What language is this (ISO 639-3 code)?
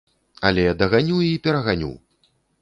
bel